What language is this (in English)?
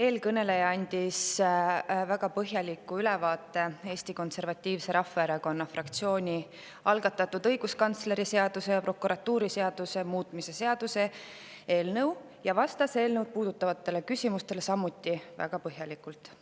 Estonian